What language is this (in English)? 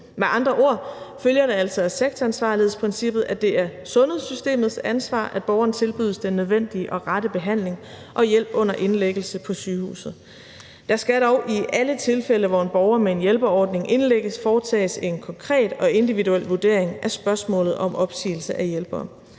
Danish